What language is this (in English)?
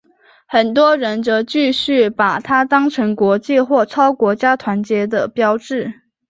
Chinese